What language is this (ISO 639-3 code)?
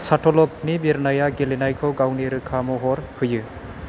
brx